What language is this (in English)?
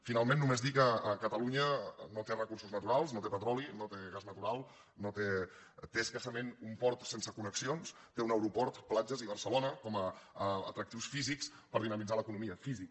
Catalan